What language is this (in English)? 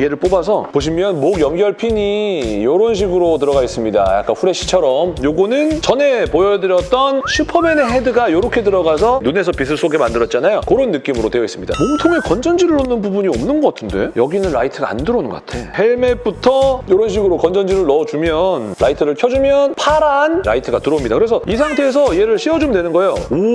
Korean